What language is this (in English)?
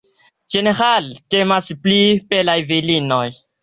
Esperanto